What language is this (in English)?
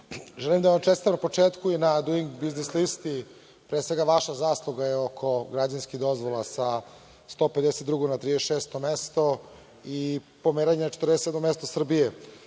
Serbian